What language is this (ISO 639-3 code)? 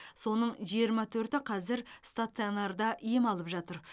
kaz